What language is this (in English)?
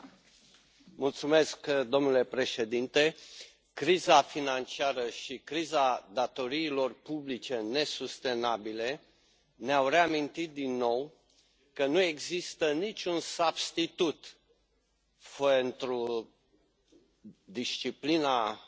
Romanian